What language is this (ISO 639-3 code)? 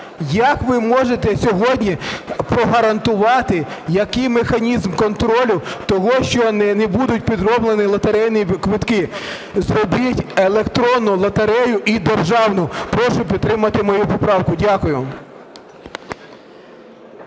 ukr